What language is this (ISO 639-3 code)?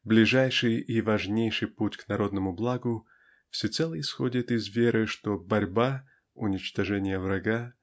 rus